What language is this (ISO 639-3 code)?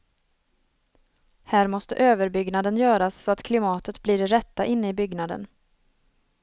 swe